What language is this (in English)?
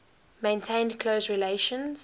English